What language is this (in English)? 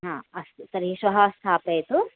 Sanskrit